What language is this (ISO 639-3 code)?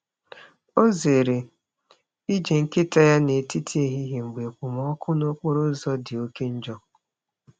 ibo